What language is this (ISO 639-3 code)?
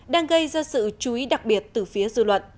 vie